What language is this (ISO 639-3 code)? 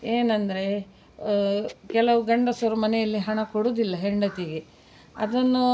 kan